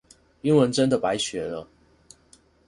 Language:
Chinese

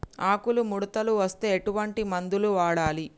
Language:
Telugu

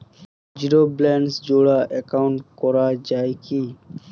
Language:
Bangla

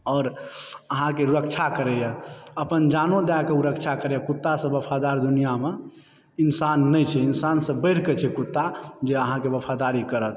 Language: Maithili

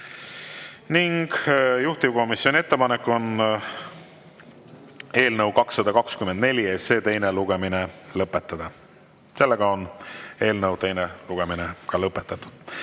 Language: Estonian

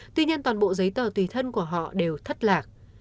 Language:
Vietnamese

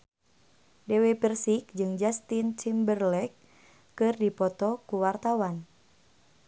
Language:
Sundanese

